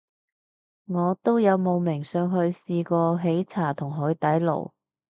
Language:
Cantonese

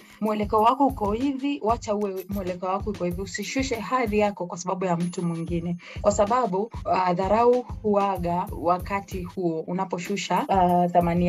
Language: Swahili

